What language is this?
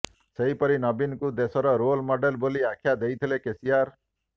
Odia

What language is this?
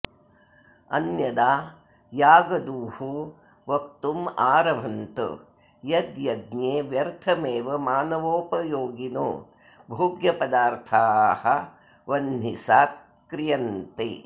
Sanskrit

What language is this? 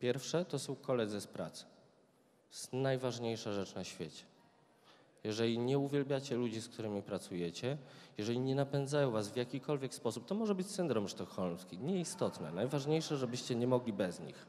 Polish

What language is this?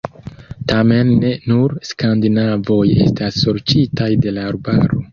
Esperanto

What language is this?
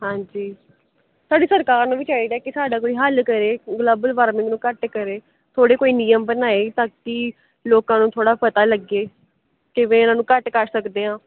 Punjabi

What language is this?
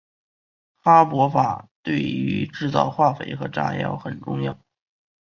Chinese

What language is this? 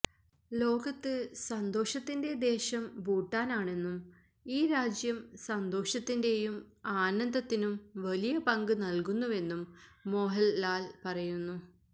Malayalam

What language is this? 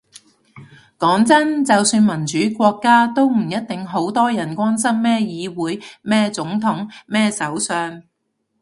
Cantonese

